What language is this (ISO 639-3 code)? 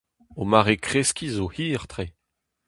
bre